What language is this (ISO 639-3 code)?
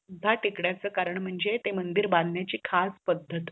mar